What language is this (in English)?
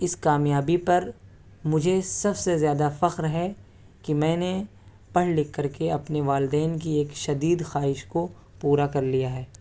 Urdu